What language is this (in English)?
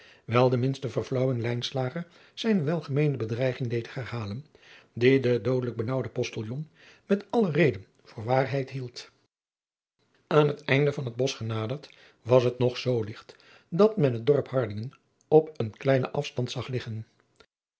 Dutch